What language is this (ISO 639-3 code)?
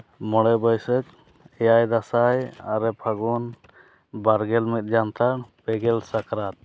sat